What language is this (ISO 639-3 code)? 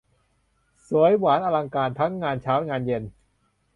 tha